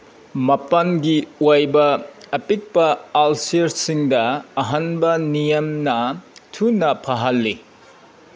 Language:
Manipuri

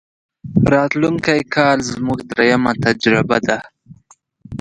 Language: Pashto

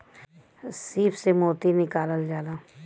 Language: Bhojpuri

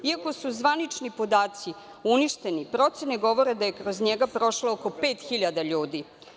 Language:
Serbian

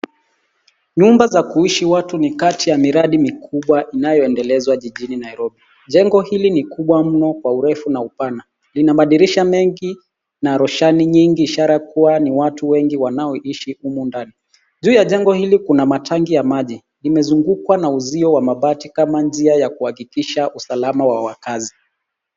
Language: Swahili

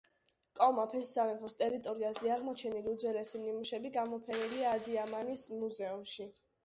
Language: Georgian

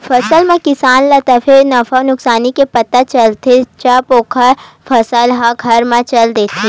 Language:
Chhattisgarhi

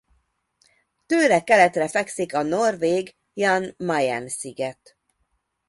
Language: Hungarian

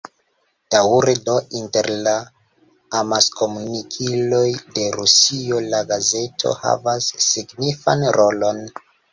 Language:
Esperanto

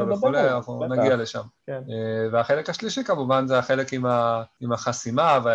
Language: Hebrew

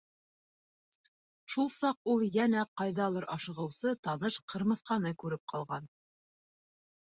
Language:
Bashkir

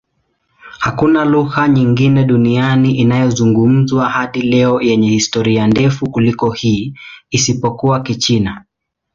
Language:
Swahili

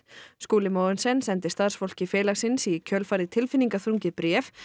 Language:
Icelandic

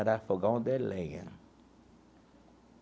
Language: Portuguese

